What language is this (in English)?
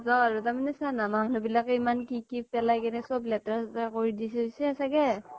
Assamese